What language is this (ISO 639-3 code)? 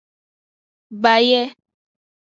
ajg